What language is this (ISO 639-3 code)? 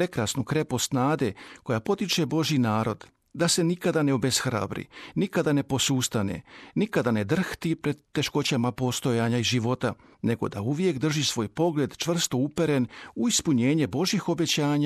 hrv